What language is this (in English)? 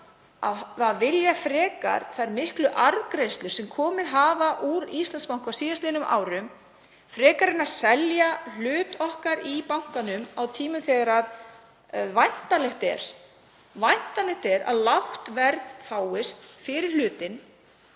Icelandic